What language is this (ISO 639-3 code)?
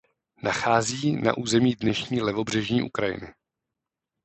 ces